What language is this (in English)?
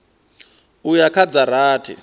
Venda